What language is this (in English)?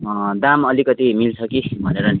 Nepali